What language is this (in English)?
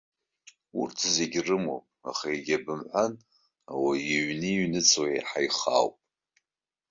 Abkhazian